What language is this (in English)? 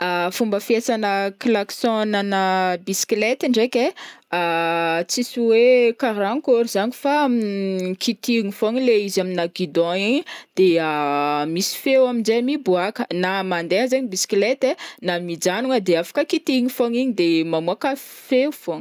Northern Betsimisaraka Malagasy